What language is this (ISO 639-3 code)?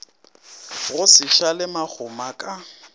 nso